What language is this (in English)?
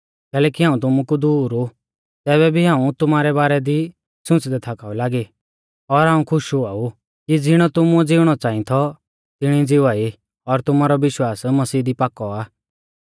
Mahasu Pahari